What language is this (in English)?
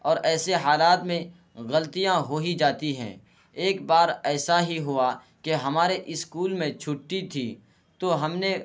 Urdu